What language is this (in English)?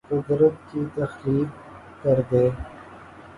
Urdu